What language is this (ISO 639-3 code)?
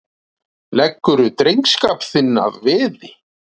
isl